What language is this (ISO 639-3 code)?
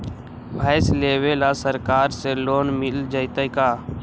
mag